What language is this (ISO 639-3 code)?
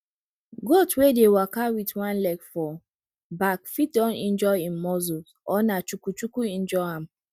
pcm